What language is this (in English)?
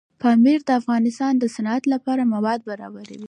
Pashto